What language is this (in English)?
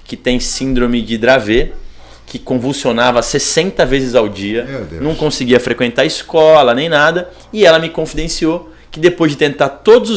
Portuguese